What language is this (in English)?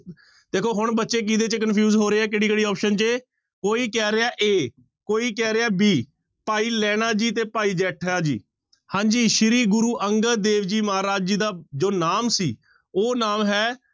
Punjabi